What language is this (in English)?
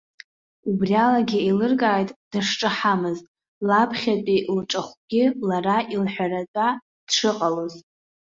Abkhazian